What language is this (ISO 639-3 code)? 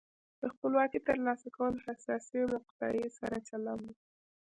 pus